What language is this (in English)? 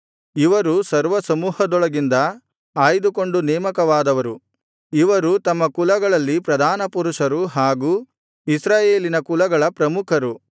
Kannada